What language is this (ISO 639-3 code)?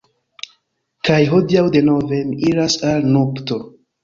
epo